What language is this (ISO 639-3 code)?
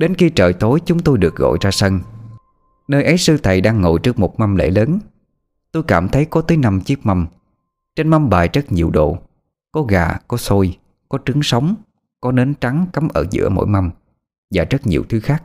vie